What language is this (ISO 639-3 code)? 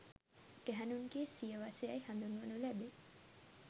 sin